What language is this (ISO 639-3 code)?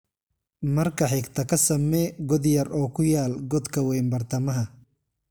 som